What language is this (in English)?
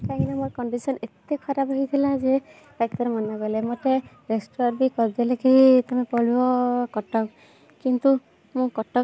Odia